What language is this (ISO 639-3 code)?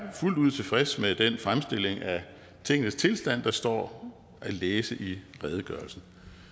dan